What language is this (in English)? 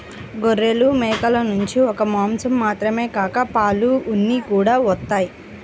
Telugu